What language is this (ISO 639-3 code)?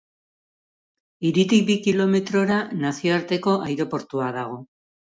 eus